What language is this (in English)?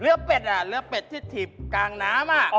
Thai